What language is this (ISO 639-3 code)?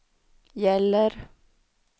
swe